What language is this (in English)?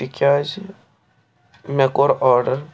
Kashmiri